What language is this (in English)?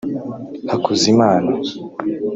Kinyarwanda